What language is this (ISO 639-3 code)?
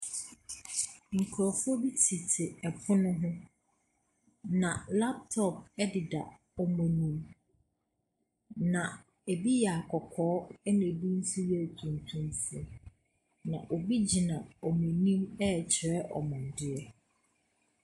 aka